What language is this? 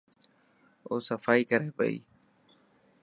Dhatki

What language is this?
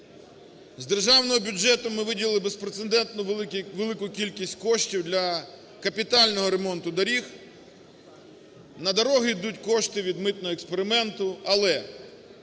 Ukrainian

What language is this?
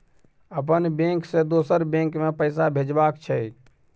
Maithili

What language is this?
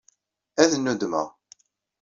Kabyle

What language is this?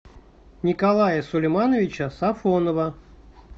Russian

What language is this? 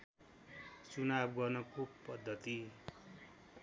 Nepali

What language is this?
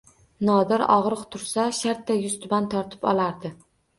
Uzbek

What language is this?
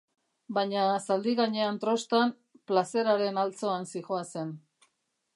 Basque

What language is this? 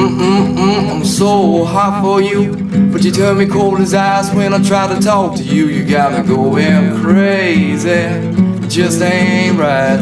English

